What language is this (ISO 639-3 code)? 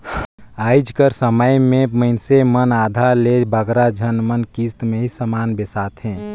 hne